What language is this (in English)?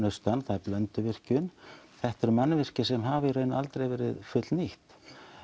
Icelandic